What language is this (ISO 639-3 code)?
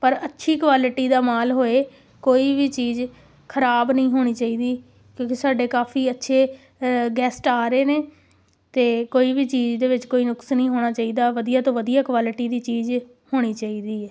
pan